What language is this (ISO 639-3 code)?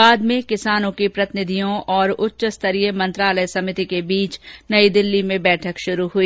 hin